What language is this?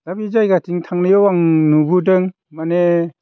Bodo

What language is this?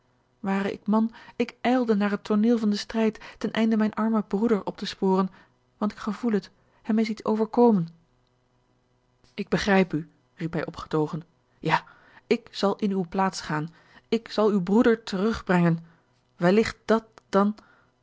Dutch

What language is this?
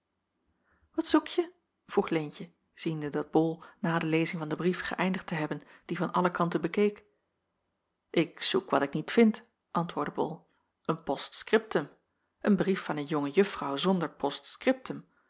Dutch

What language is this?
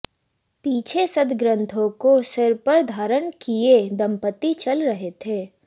Hindi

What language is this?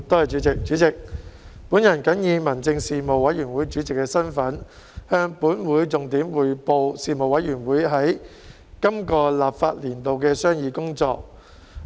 Cantonese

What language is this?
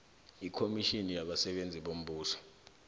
South Ndebele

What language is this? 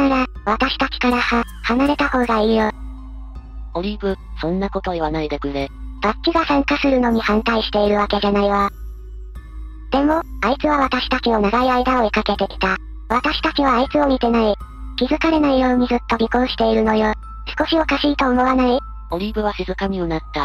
Japanese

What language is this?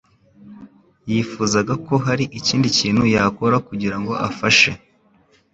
Kinyarwanda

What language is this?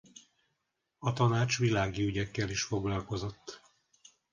Hungarian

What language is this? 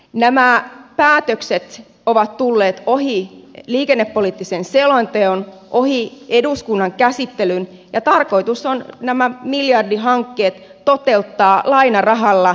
Finnish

